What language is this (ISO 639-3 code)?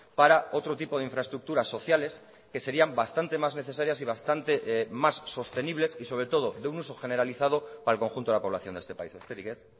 spa